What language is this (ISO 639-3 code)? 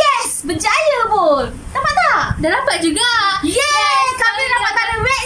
msa